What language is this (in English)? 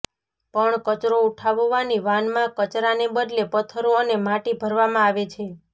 Gujarati